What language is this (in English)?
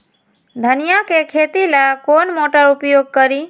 Magahi